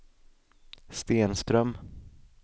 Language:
Swedish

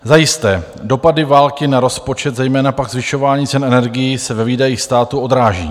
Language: Czech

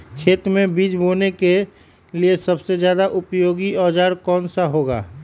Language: Magahi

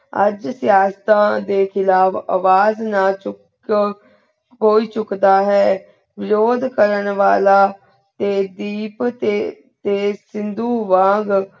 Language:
Punjabi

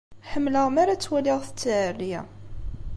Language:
Kabyle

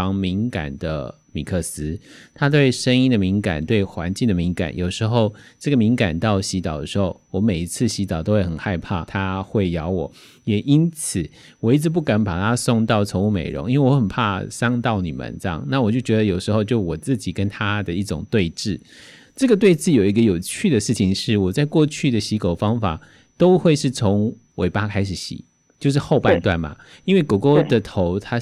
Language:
Chinese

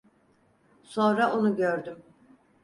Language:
Turkish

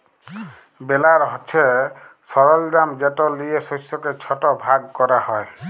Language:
Bangla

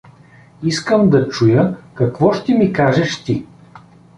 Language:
Bulgarian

